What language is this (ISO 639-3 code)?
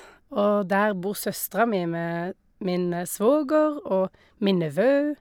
nor